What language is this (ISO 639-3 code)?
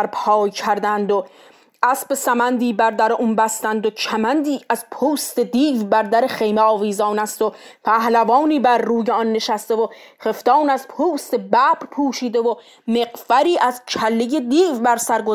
fas